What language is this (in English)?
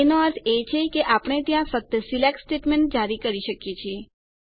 Gujarati